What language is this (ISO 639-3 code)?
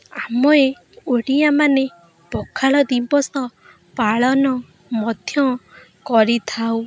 ori